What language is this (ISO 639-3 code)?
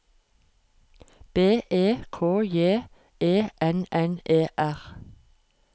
nor